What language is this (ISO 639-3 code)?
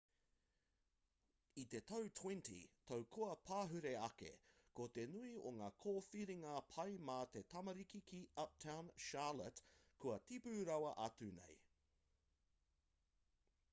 mri